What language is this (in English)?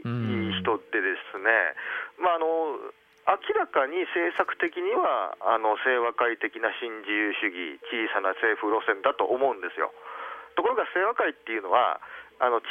Japanese